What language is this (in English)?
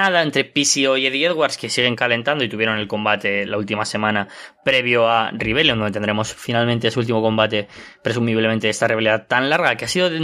Spanish